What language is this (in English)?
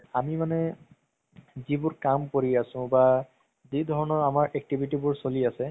Assamese